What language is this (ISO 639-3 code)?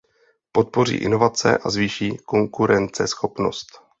ces